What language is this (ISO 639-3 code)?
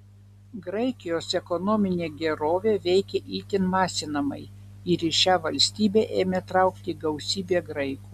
lit